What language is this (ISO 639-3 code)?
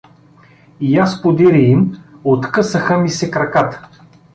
bul